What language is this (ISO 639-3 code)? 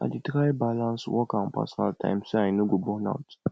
pcm